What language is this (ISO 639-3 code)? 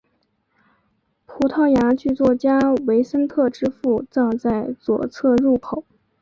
zho